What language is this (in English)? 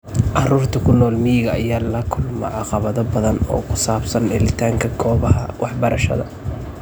Somali